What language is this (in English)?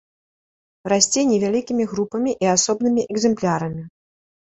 Belarusian